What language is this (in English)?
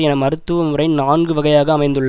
Tamil